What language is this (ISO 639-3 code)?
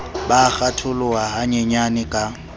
sot